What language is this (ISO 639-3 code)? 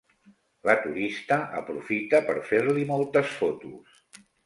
cat